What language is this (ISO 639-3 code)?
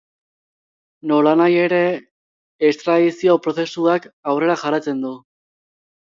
eus